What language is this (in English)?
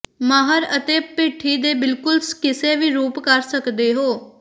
Punjabi